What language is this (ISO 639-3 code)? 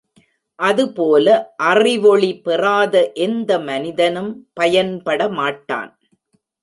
tam